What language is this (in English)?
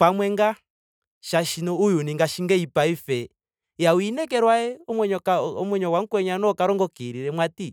Ndonga